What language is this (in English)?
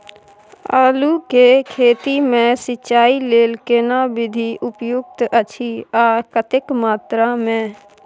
Maithili